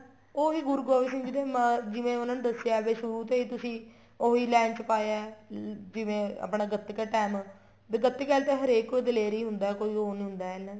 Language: Punjabi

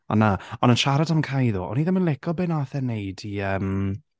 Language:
Welsh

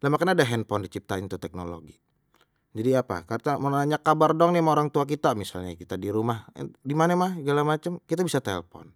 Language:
Betawi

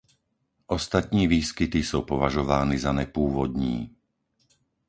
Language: Czech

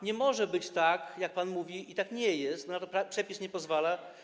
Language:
Polish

